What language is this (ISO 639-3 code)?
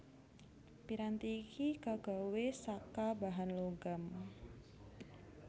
jav